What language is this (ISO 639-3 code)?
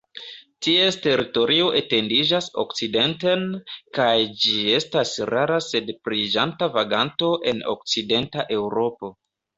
epo